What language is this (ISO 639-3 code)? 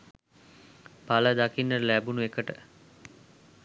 sin